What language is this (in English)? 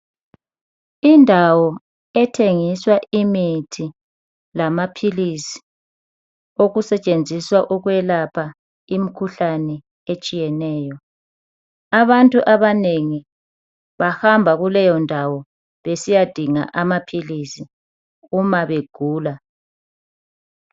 North Ndebele